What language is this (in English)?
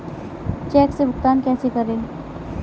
Hindi